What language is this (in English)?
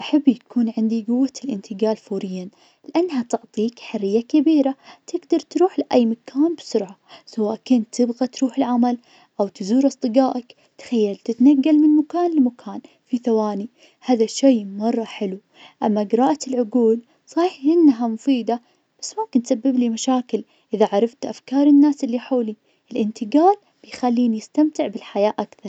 Najdi Arabic